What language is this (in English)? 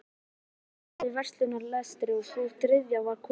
Icelandic